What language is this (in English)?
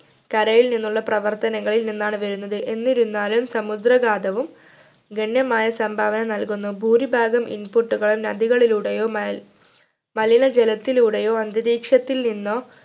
Malayalam